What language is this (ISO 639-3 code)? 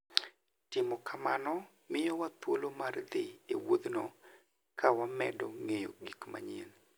luo